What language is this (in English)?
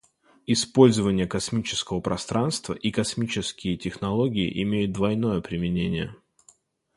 Russian